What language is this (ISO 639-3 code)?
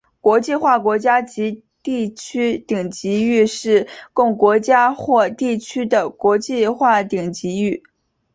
zho